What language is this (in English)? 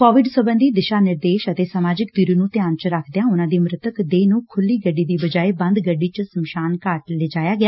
Punjabi